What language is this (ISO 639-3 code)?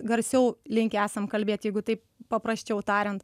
lit